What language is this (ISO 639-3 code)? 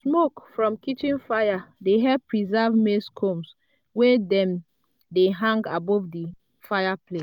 pcm